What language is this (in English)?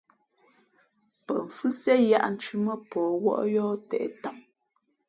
Fe'fe'